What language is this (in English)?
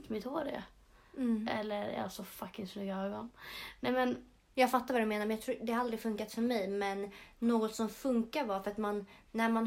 Swedish